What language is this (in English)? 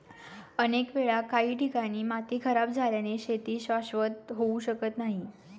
Marathi